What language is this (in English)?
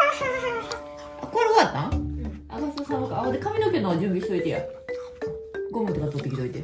Japanese